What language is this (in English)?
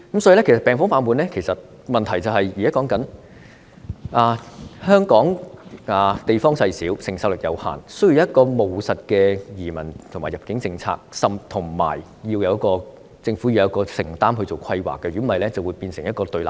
Cantonese